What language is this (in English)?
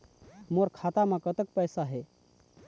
Chhattisgarhi